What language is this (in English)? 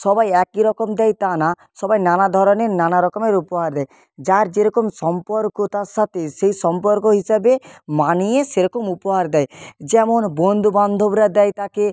Bangla